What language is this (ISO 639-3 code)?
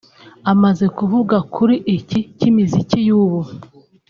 kin